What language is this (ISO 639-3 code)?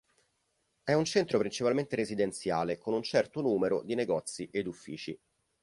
ita